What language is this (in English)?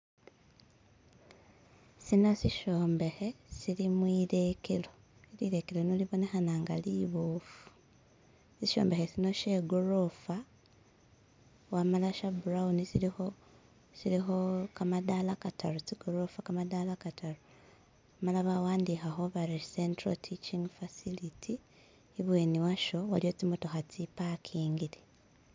Masaaba